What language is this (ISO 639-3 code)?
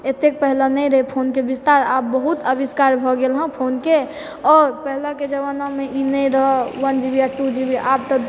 mai